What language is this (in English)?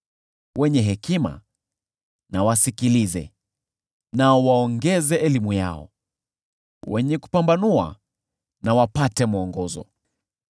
Swahili